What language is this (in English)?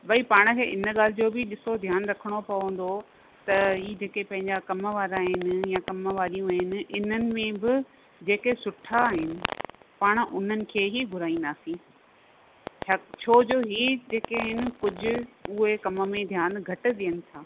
Sindhi